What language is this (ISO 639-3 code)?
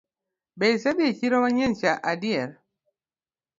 luo